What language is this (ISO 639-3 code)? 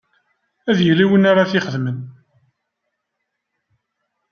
kab